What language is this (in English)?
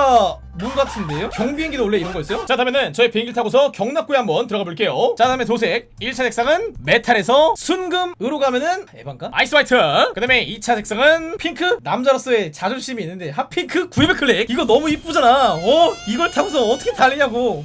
Korean